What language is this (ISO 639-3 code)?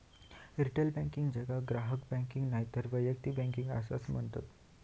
mar